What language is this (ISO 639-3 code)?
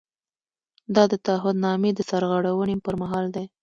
pus